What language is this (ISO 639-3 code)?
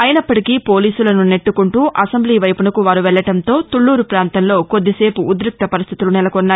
tel